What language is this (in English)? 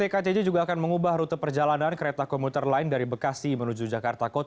Indonesian